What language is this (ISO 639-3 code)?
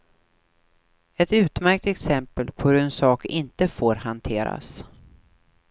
swe